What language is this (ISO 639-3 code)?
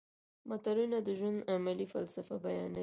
pus